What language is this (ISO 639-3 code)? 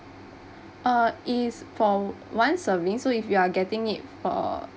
eng